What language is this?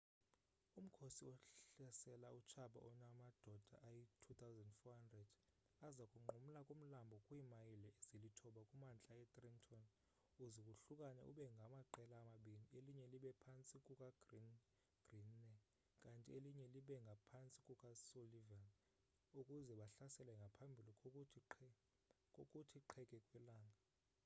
Xhosa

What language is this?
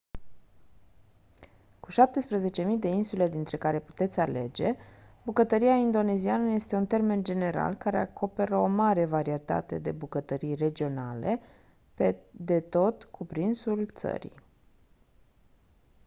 Romanian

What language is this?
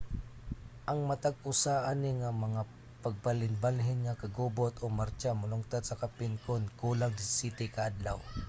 Cebuano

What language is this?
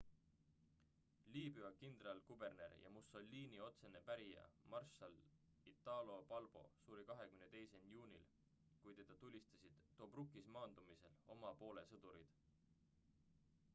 Estonian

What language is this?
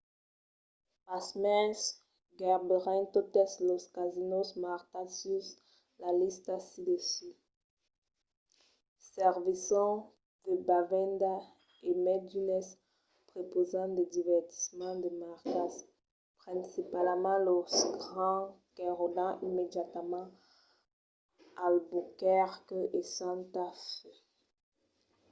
Occitan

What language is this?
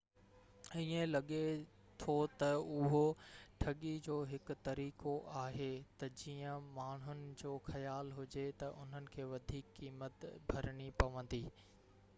Sindhi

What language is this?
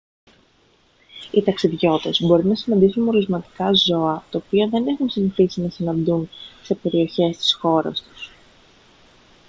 Greek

